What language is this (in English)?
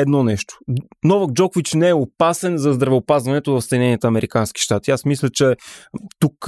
Bulgarian